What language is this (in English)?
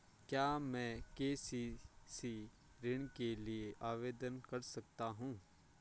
Hindi